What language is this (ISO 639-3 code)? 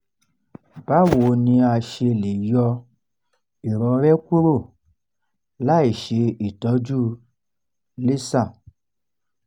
yor